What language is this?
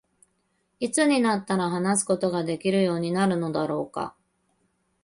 Japanese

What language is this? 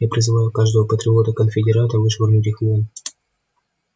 Russian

